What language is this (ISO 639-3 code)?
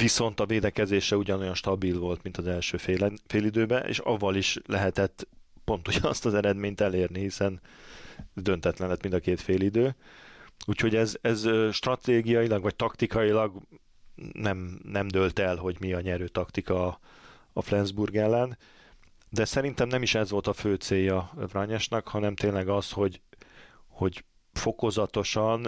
hun